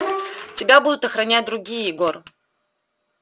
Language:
Russian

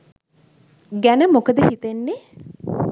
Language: Sinhala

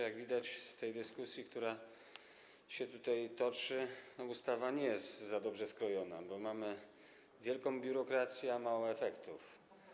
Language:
Polish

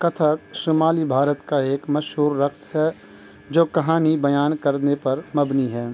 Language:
Urdu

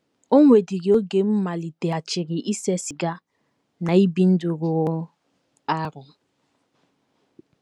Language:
Igbo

